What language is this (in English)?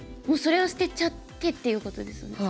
Japanese